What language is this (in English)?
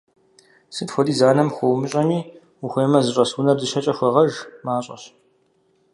Kabardian